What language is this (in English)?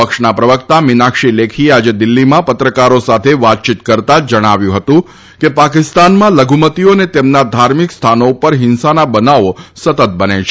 Gujarati